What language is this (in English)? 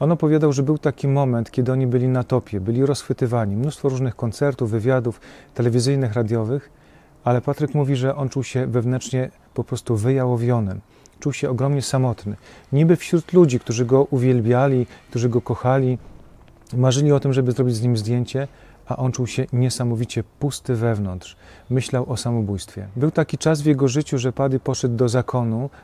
Polish